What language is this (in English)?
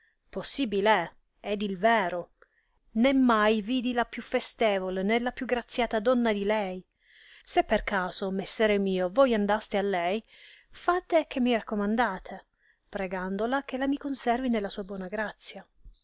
Italian